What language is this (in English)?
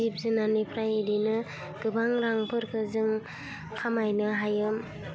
Bodo